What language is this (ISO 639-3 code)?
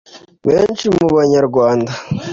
kin